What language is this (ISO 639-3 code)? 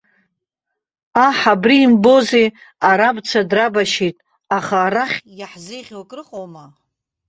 abk